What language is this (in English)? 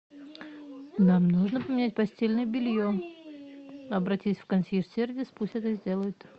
Russian